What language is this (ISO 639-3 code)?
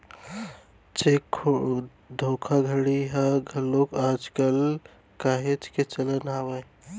hne